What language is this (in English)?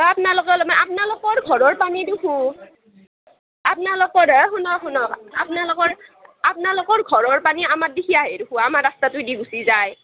Assamese